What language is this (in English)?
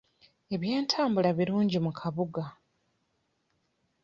Ganda